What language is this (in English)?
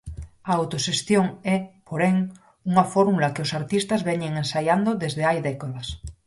Galician